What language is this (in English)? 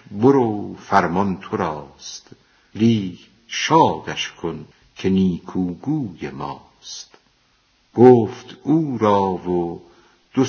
Persian